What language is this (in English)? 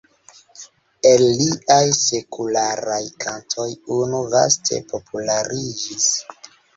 Esperanto